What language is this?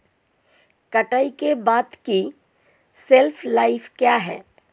Hindi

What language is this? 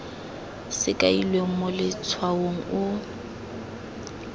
Tswana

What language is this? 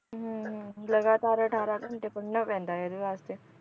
Punjabi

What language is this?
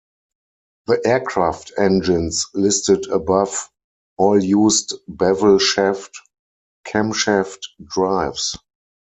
English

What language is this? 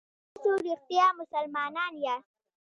Pashto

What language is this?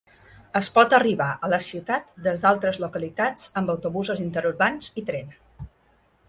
Catalan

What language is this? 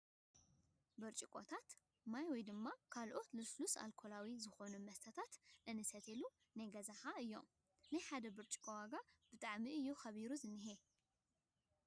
Tigrinya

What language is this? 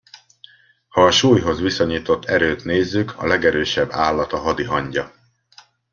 Hungarian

